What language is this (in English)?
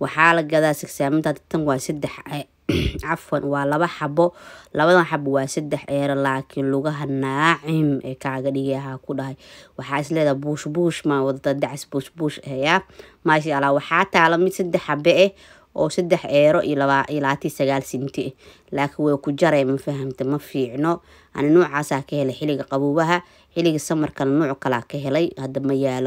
Arabic